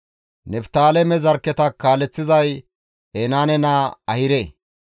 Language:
Gamo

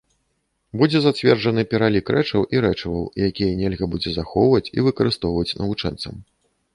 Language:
Belarusian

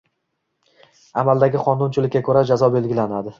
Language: Uzbek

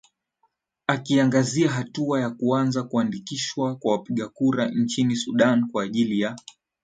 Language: Swahili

